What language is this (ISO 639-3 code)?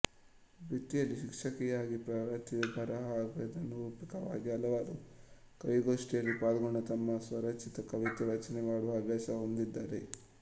kan